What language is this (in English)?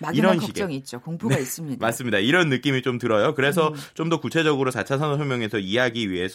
Korean